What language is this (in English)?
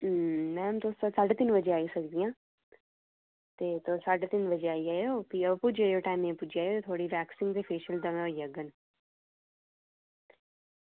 Dogri